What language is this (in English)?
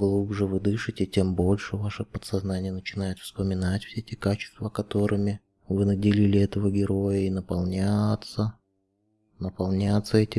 Russian